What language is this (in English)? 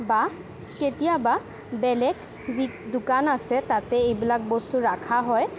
Assamese